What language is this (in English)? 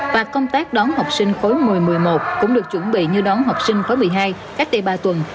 Vietnamese